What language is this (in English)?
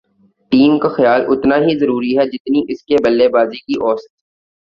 Urdu